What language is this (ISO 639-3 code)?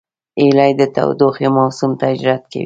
pus